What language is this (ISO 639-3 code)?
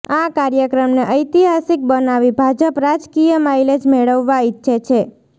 guj